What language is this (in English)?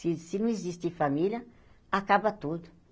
Portuguese